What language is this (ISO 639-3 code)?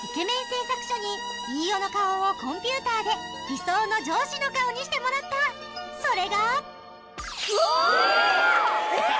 jpn